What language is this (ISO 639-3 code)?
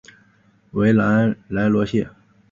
zho